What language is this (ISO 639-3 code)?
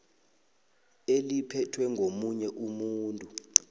nbl